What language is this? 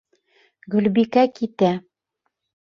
Bashkir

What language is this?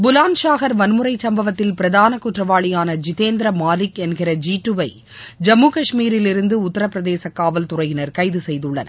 Tamil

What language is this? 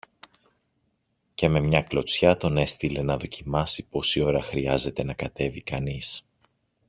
Greek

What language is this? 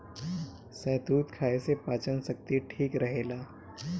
Bhojpuri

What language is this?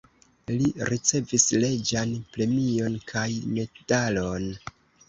Esperanto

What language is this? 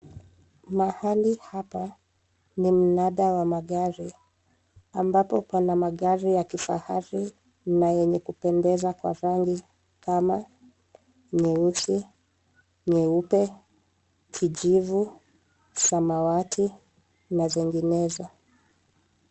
Swahili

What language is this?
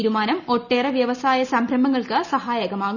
Malayalam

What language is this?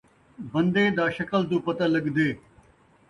Saraiki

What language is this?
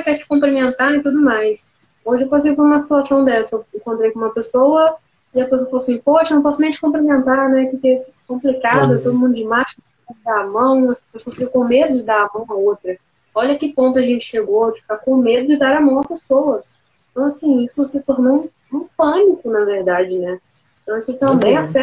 Portuguese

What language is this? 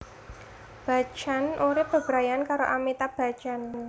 Javanese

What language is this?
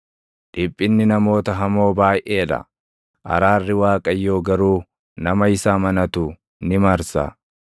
Oromo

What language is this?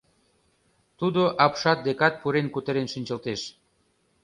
Mari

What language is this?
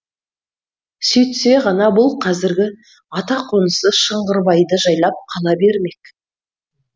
Kazakh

